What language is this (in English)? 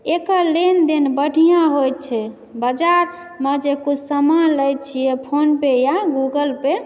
Maithili